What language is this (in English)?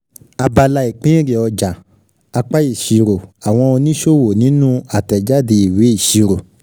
Yoruba